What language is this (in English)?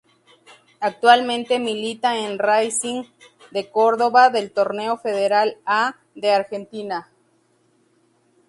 Spanish